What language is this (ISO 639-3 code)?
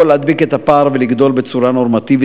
heb